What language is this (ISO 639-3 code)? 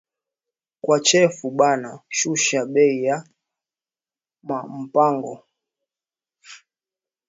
swa